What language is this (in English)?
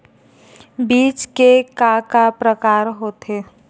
Chhattisgarhi